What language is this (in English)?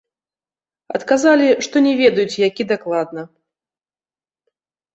Belarusian